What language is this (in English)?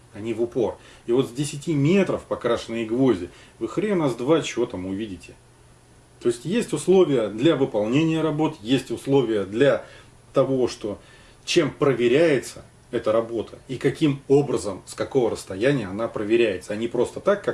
Russian